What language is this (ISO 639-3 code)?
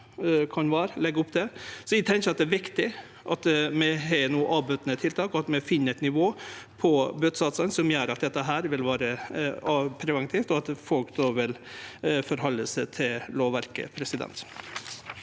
nor